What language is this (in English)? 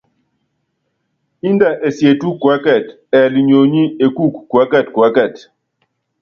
Yangben